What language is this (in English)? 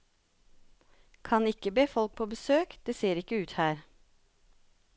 Norwegian